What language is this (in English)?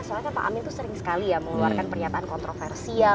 Indonesian